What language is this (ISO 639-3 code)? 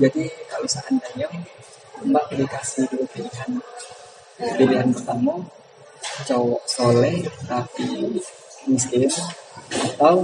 ind